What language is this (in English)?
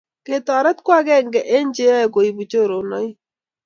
Kalenjin